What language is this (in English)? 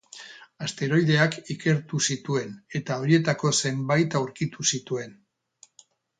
Basque